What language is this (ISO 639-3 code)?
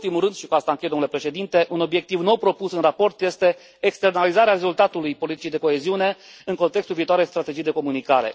ron